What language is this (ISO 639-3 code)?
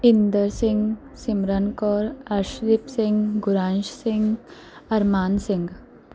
pan